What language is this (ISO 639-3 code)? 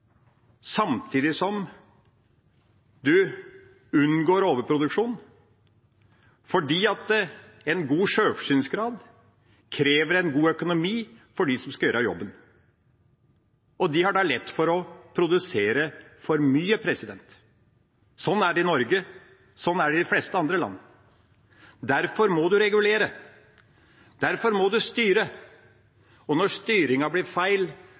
nob